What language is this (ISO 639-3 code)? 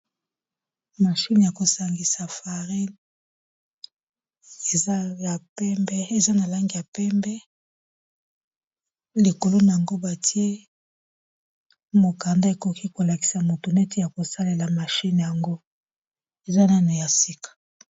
lin